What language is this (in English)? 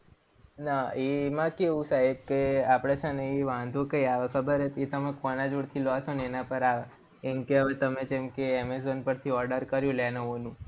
Gujarati